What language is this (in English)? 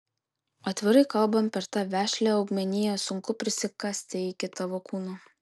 Lithuanian